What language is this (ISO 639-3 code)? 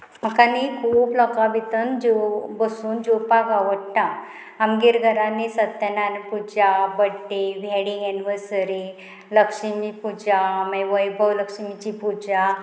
kok